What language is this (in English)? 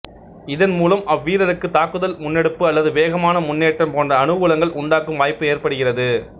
Tamil